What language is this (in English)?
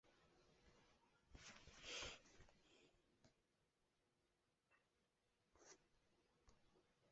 Chinese